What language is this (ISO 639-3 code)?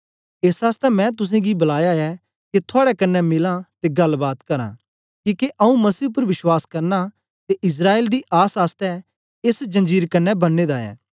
doi